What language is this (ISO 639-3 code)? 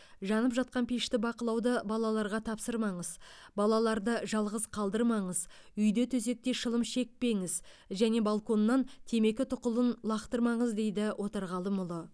kaz